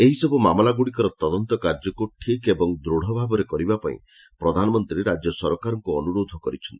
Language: Odia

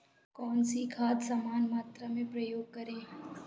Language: Hindi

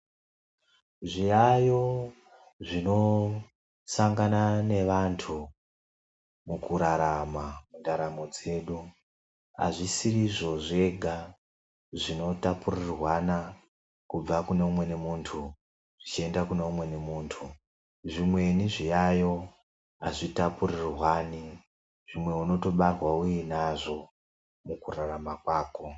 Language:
Ndau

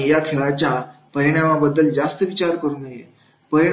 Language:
Marathi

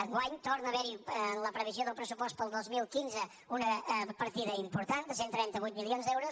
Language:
Catalan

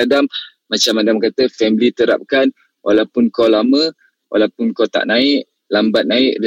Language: Malay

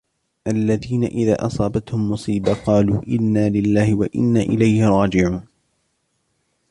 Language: Arabic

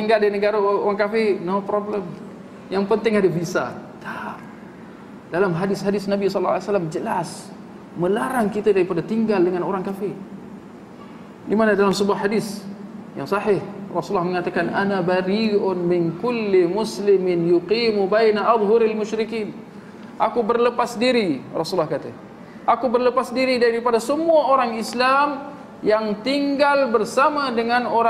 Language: Malay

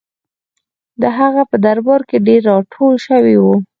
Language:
Pashto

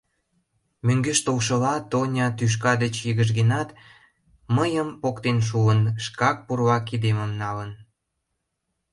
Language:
Mari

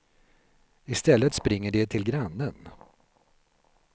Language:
Swedish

